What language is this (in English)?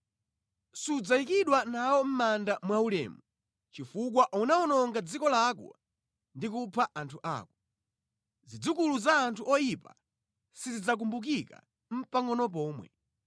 Nyanja